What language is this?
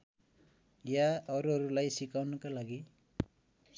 Nepali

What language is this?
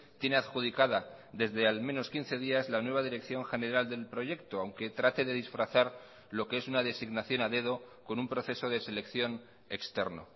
Spanish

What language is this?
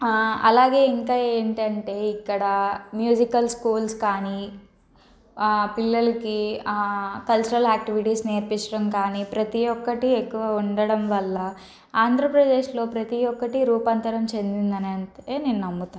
Telugu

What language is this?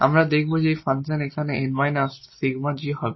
Bangla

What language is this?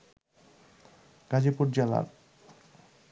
Bangla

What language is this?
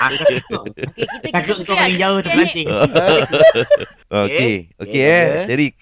Malay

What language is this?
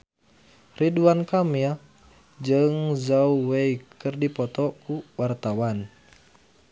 Sundanese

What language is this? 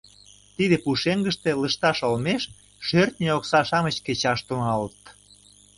Mari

